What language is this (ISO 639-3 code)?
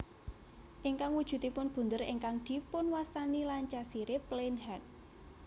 jav